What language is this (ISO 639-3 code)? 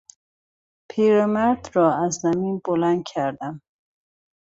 fas